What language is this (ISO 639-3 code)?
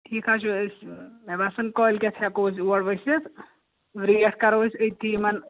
kas